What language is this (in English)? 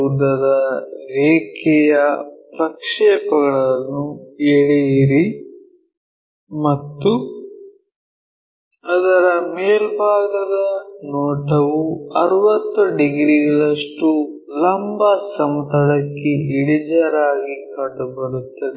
Kannada